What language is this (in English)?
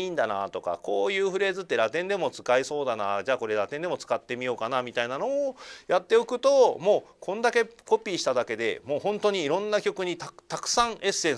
Japanese